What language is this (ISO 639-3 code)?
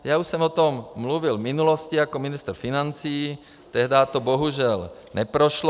ces